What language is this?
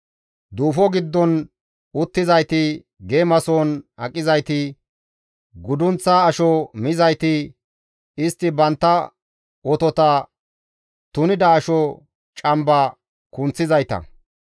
Gamo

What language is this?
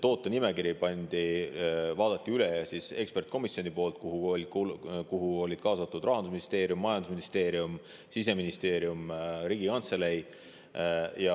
Estonian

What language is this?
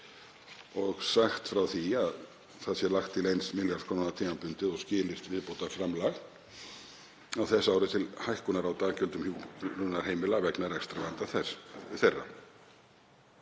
Icelandic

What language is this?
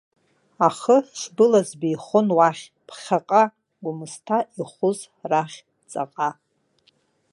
Abkhazian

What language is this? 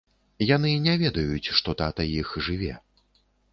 Belarusian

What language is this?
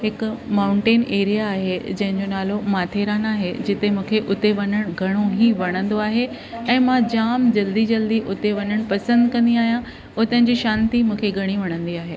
Sindhi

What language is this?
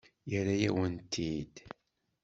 Kabyle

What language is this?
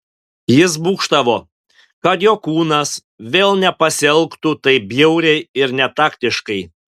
Lithuanian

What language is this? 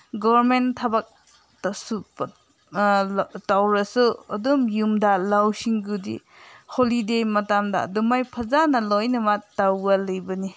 Manipuri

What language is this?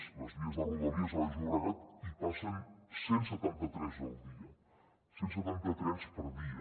Catalan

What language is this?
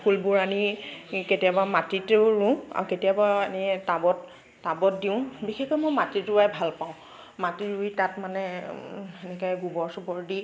Assamese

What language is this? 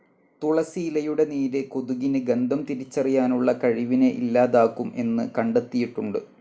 Malayalam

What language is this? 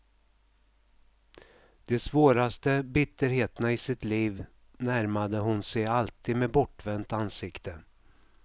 Swedish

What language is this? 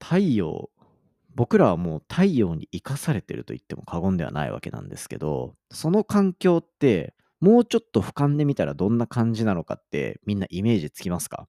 Japanese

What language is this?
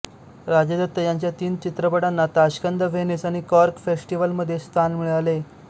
Marathi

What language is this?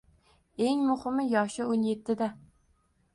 Uzbek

